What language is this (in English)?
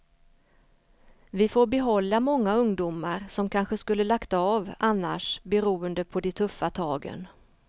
Swedish